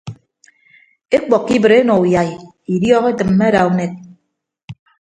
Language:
Ibibio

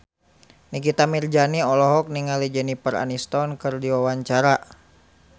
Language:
Sundanese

